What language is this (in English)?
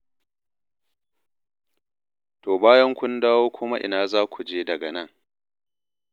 Hausa